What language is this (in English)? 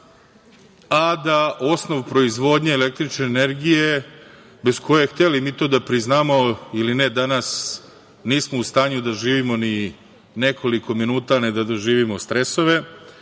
Serbian